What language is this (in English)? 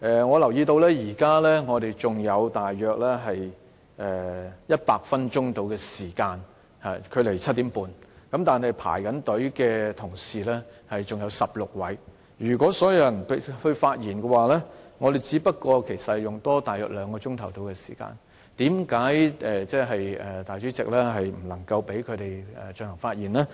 Cantonese